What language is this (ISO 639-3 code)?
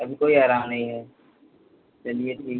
hin